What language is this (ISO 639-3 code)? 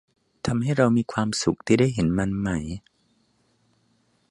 tha